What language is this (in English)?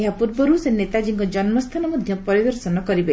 Odia